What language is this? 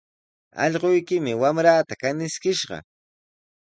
Sihuas Ancash Quechua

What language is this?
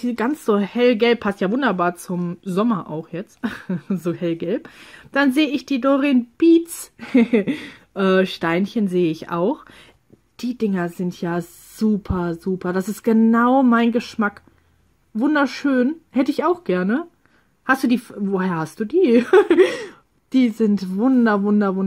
German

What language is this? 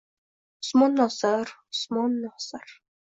Uzbek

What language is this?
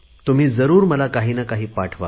Marathi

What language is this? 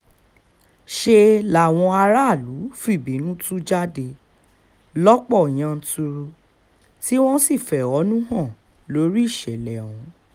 Yoruba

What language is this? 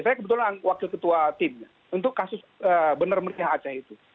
Indonesian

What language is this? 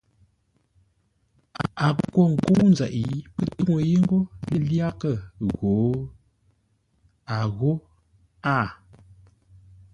Ngombale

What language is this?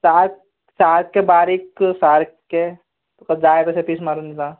Konkani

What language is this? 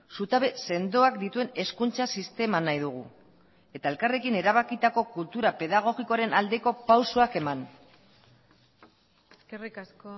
Basque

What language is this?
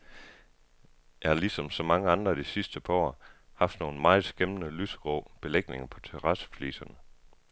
Danish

